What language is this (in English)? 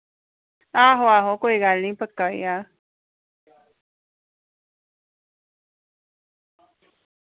Dogri